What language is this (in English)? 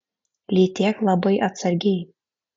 Lithuanian